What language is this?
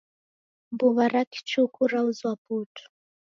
Taita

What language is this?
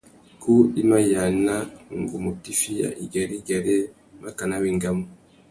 Tuki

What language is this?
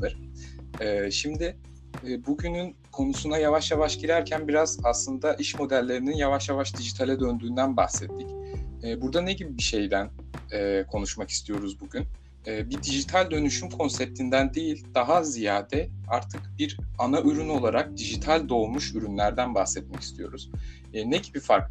Turkish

